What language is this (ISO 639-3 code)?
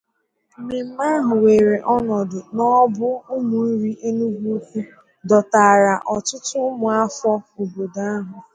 ibo